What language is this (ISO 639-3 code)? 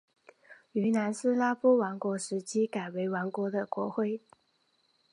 zho